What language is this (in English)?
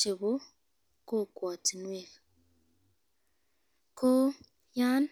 Kalenjin